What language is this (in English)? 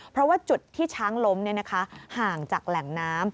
Thai